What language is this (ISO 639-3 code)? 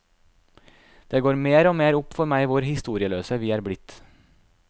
nor